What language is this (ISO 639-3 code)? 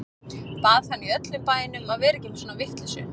isl